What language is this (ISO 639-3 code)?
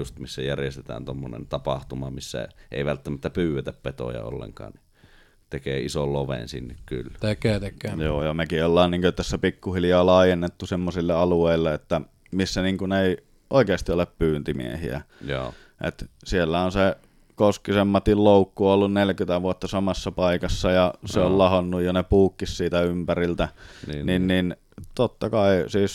fin